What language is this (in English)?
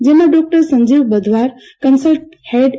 Gujarati